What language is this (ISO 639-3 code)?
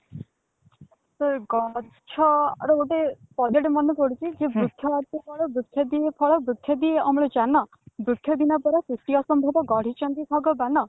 ori